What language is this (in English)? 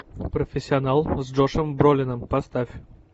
Russian